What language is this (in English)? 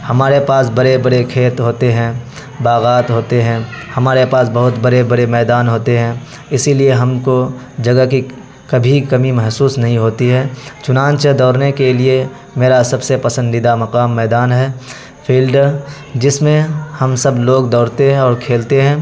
Urdu